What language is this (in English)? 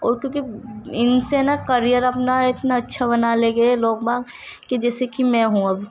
Urdu